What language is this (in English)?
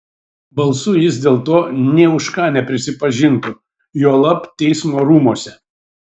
Lithuanian